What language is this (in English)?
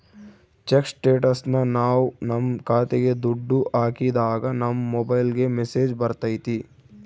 Kannada